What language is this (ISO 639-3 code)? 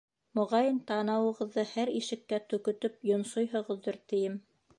bak